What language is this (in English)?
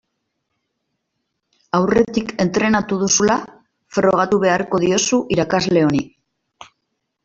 Basque